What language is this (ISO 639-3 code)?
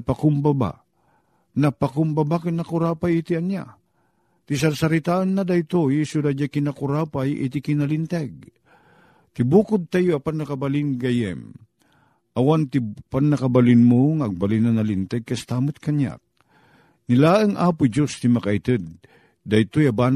fil